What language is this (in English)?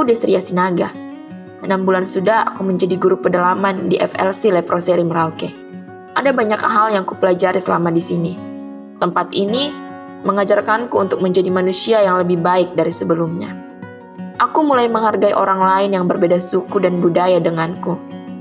Indonesian